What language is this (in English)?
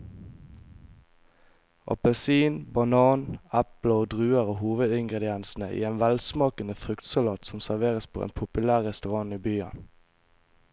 Norwegian